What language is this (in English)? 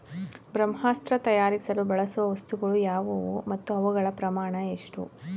Kannada